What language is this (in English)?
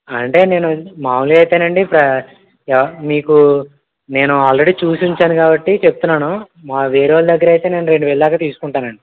Telugu